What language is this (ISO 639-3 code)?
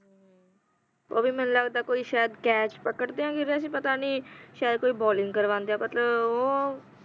pan